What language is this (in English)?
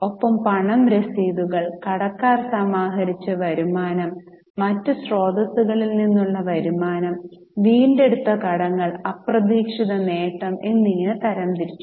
Malayalam